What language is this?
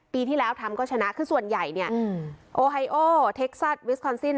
Thai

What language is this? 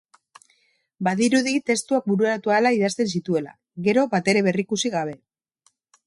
Basque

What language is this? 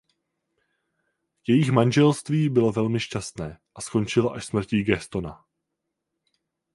Czech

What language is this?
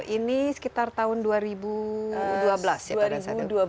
Indonesian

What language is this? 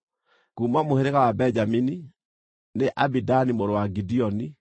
Kikuyu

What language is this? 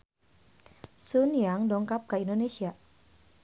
Sundanese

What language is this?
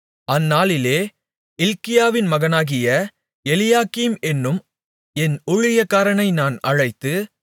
Tamil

